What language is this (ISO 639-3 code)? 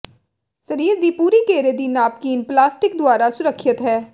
pan